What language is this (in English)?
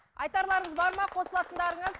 Kazakh